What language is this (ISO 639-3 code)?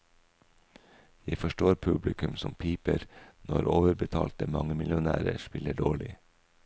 nor